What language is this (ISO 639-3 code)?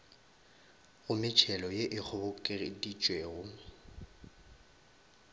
nso